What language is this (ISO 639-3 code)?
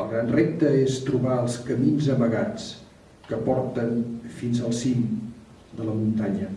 cat